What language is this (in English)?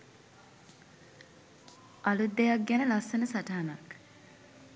Sinhala